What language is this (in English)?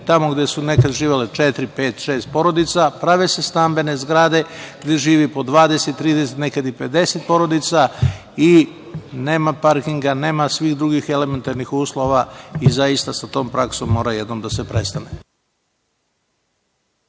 Serbian